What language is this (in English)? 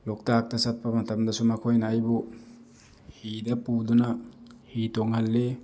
Manipuri